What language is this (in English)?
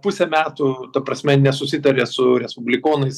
Lithuanian